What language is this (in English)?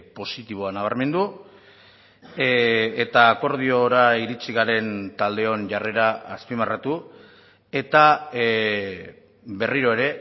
Basque